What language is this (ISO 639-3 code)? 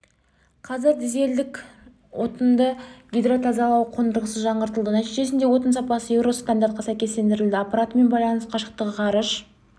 kaz